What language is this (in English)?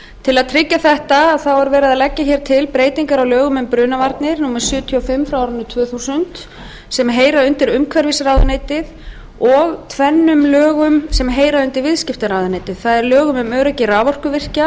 Icelandic